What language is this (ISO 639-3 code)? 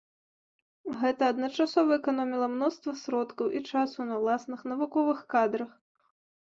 bel